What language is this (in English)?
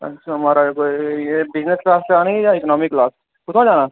Dogri